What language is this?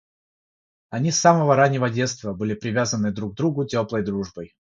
Russian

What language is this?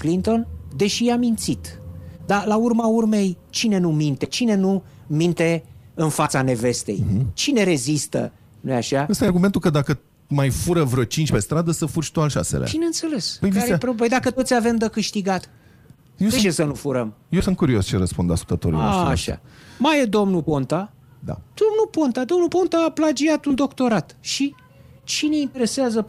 Romanian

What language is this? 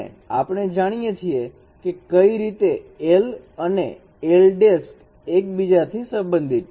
Gujarati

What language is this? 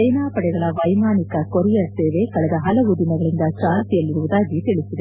Kannada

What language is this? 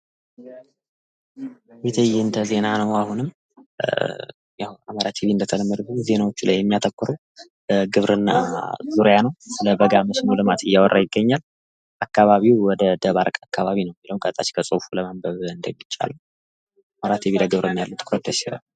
Amharic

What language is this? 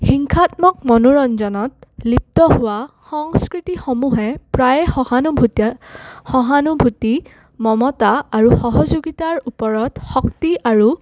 Assamese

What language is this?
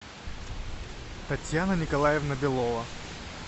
Russian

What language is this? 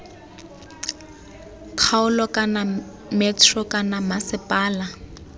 Tswana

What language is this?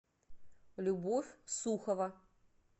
Russian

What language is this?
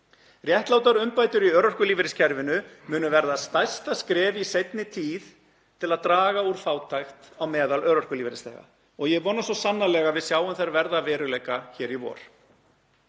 Icelandic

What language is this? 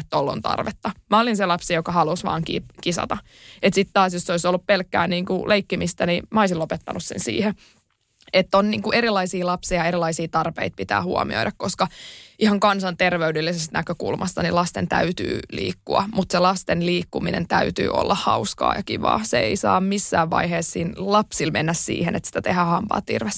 Finnish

